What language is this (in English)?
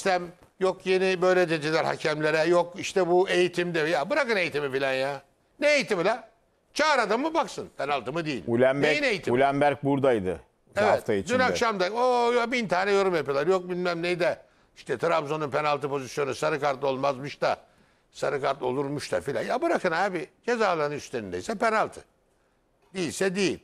Turkish